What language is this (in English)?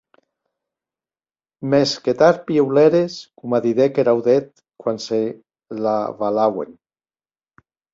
Occitan